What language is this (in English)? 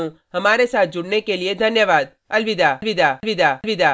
Hindi